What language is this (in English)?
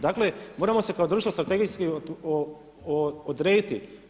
Croatian